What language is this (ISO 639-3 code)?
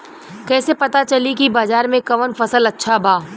bho